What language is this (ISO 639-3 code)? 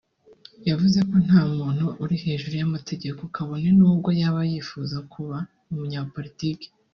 kin